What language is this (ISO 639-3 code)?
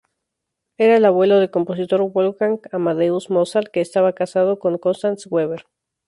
spa